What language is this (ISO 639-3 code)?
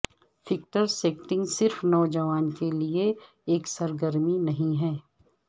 urd